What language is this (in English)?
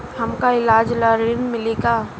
Bhojpuri